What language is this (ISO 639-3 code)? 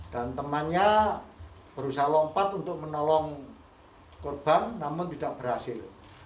ind